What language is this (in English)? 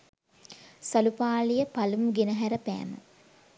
Sinhala